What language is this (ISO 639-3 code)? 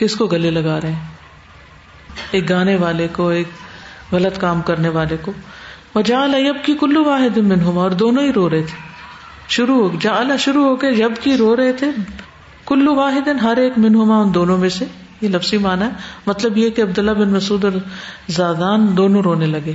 urd